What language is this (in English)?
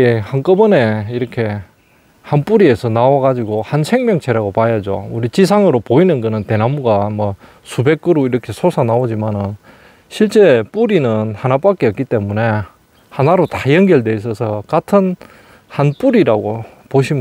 Korean